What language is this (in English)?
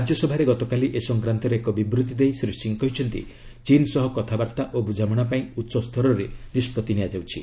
Odia